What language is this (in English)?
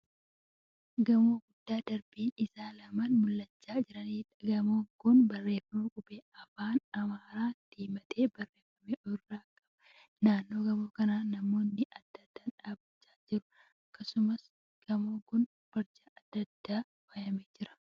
Oromo